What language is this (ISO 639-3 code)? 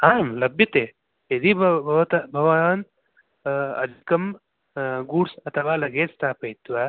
san